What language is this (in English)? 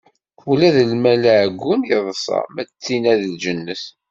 Kabyle